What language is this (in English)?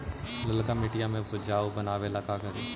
Magahi